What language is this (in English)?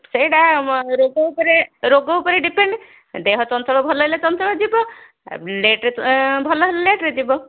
Odia